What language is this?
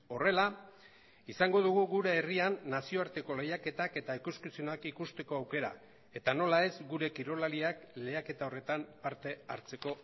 Basque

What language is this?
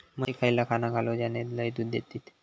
Marathi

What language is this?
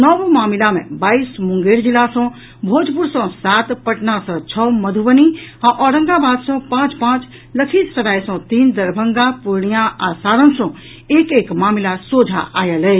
Maithili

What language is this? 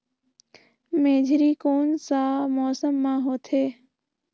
Chhattisgarhi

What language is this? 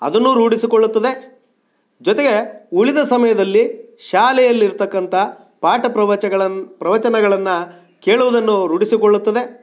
Kannada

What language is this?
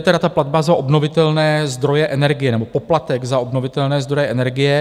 Czech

